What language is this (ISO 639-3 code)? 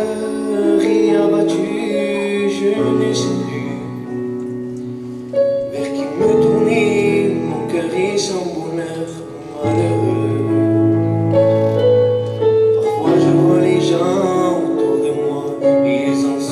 ara